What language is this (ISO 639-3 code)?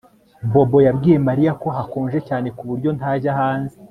kin